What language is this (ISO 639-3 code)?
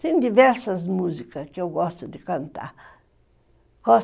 por